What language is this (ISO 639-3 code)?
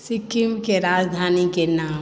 mai